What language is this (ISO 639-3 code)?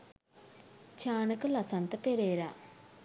sin